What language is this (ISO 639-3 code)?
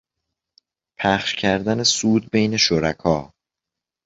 fas